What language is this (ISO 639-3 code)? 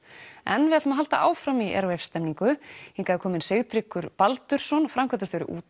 isl